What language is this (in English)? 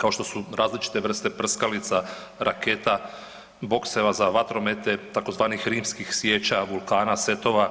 Croatian